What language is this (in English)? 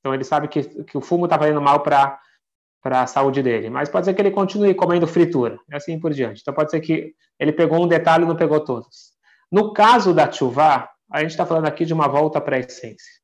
Portuguese